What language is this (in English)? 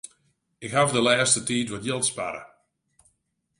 Western Frisian